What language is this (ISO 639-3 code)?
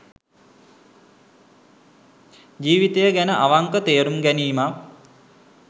sin